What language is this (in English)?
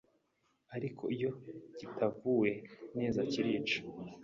Kinyarwanda